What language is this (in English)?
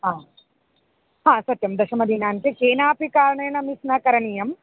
Sanskrit